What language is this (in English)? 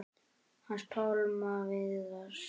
Icelandic